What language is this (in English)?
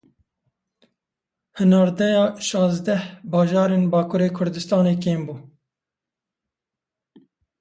Kurdish